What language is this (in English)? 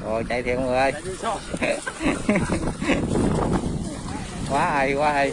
Vietnamese